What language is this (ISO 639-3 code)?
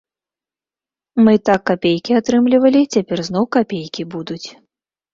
bel